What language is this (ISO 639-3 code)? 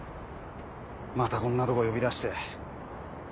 jpn